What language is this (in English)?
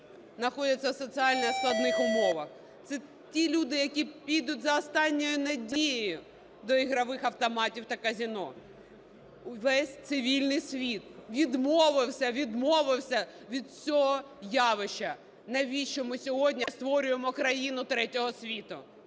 Ukrainian